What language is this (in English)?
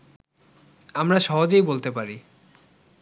Bangla